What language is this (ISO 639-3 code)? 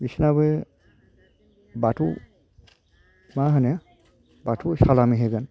brx